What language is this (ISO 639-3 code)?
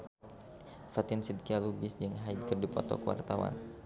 sun